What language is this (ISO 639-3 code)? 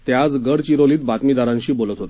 mar